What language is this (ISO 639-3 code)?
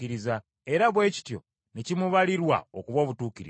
lug